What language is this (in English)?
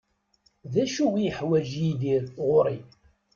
Kabyle